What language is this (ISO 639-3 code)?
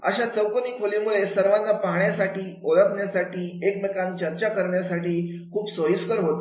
mar